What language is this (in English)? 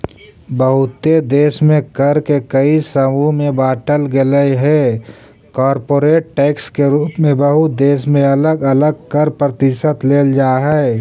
Magahi